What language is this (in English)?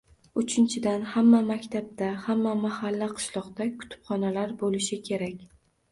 Uzbek